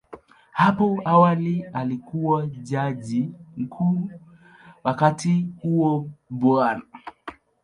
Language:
Swahili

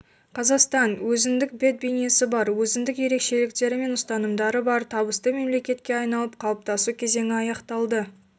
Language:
Kazakh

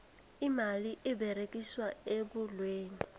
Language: South Ndebele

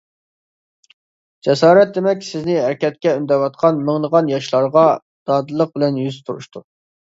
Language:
Uyghur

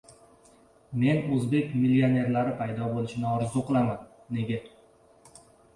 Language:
Uzbek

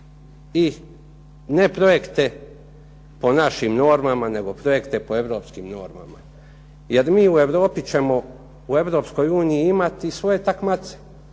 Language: Croatian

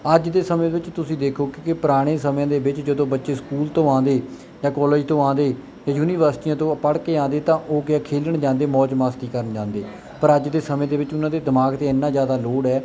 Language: Punjabi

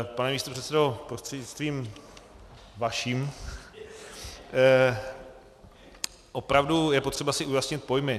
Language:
Czech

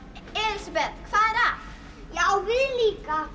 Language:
Icelandic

